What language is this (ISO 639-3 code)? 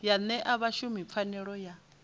ven